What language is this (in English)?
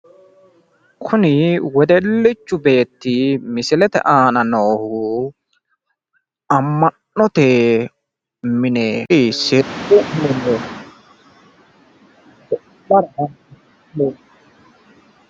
Sidamo